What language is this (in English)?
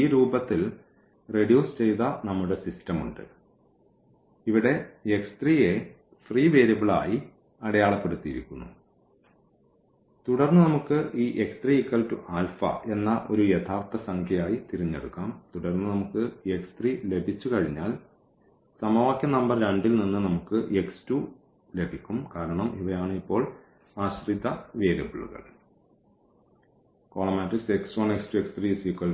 Malayalam